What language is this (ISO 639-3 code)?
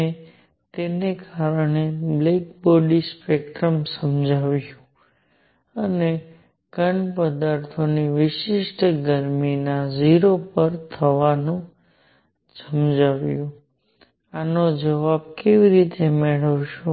guj